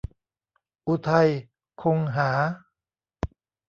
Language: Thai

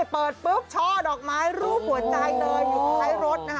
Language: Thai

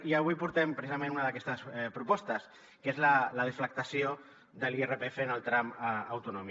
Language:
Catalan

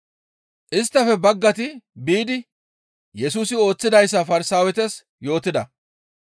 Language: Gamo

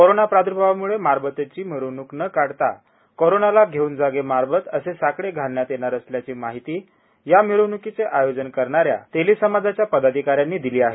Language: Marathi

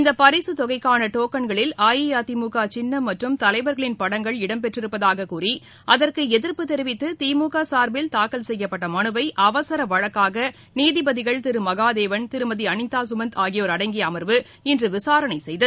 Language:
Tamil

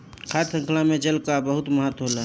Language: Bhojpuri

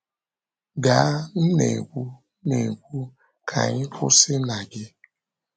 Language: Igbo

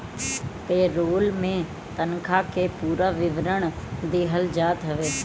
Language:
Bhojpuri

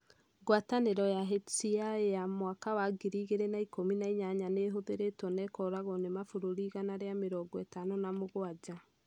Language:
Kikuyu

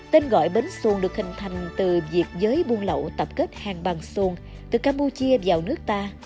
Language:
Vietnamese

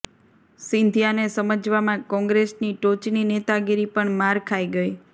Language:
Gujarati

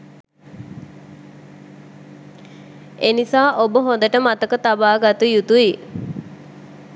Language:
Sinhala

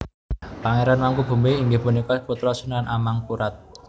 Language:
Javanese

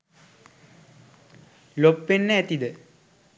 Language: Sinhala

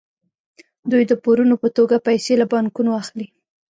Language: Pashto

